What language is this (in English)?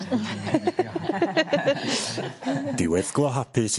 Welsh